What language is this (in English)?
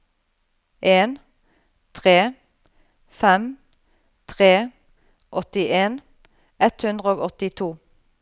Norwegian